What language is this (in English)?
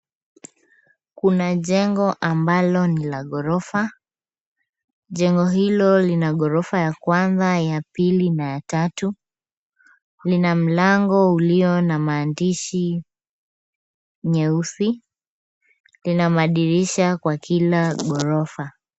Swahili